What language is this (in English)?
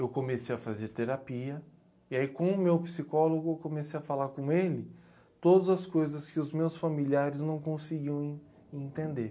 Portuguese